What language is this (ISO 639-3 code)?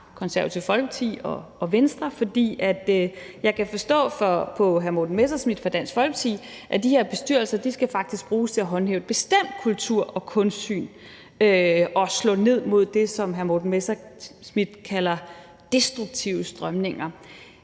dan